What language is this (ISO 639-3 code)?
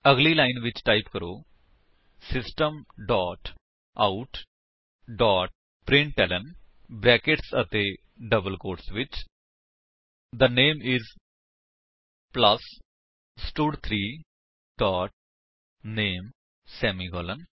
pan